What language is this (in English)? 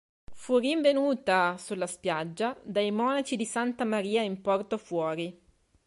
Italian